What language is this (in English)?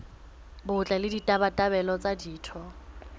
Southern Sotho